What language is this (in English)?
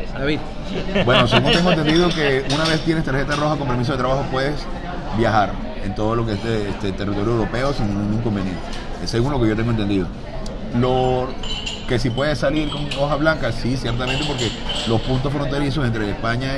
Spanish